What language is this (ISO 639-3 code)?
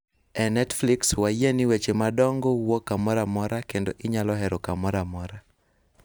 luo